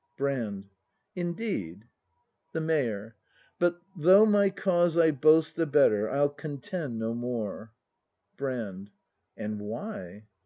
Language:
English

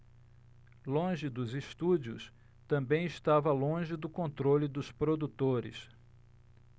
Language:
Portuguese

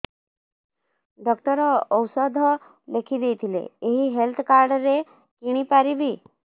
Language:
Odia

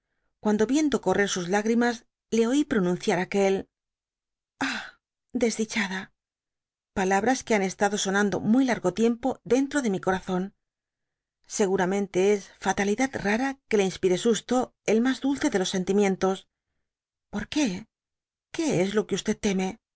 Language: Spanish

